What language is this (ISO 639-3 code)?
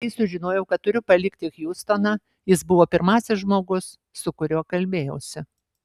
lit